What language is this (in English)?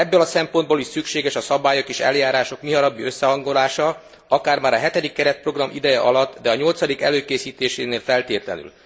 Hungarian